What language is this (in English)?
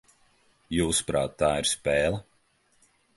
Latvian